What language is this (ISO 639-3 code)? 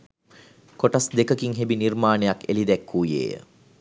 sin